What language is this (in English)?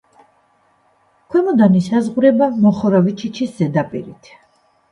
Georgian